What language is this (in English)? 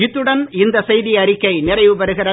Tamil